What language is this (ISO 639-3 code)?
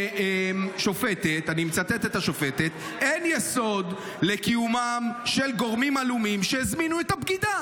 heb